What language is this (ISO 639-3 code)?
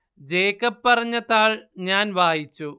mal